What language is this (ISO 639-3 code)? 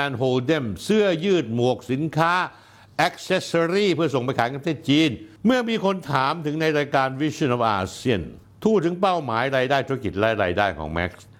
tha